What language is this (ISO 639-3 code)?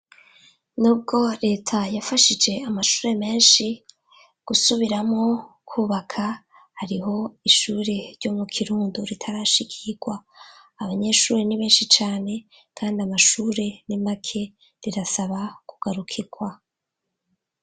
run